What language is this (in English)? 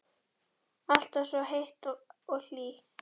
Icelandic